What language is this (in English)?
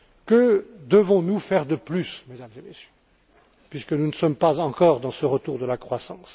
French